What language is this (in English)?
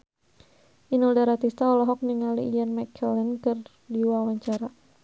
Sundanese